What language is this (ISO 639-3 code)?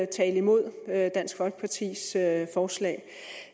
dan